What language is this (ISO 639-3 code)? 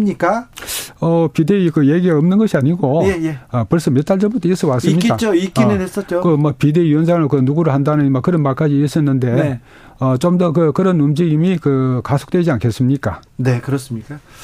kor